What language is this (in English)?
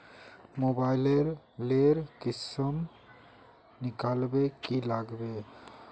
Magahi